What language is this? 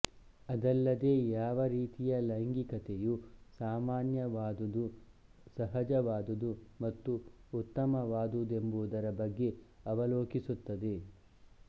Kannada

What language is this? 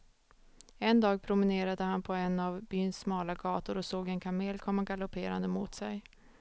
Swedish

